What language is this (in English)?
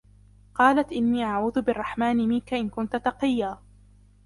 Arabic